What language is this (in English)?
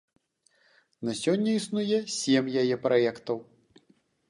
Belarusian